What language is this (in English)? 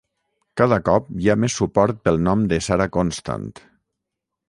Catalan